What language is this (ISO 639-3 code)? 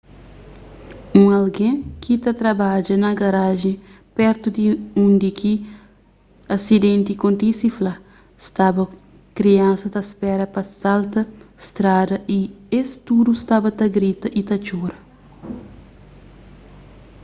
kea